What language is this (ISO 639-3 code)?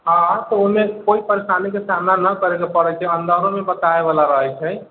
mai